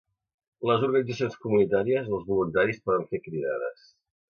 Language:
Catalan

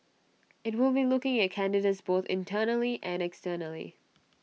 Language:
English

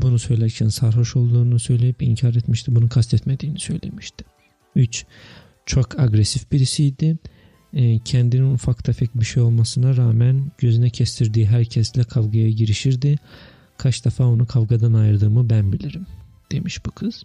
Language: Turkish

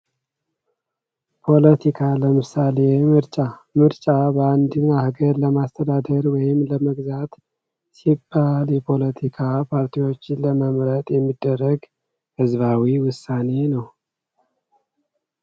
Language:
Amharic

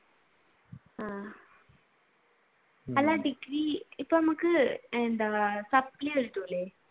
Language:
Malayalam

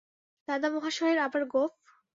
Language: Bangla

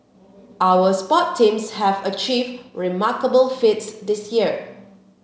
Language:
English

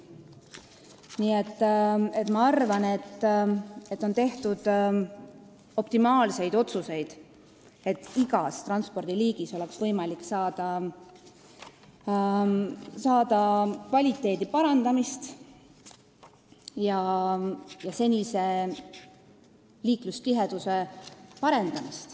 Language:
Estonian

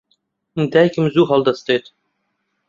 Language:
Central Kurdish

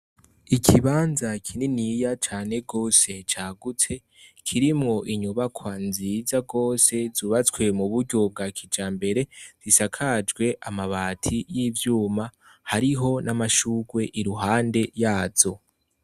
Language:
Rundi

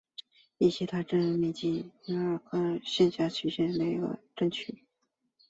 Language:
Chinese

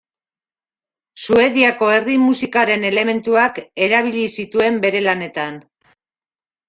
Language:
Basque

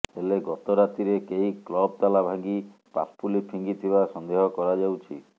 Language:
Odia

